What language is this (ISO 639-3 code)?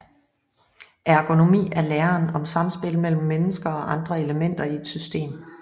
dan